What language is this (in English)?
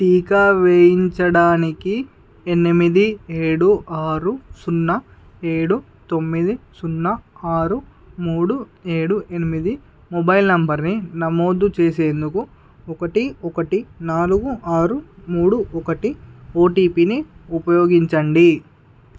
Telugu